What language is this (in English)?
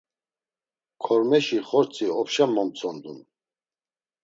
Laz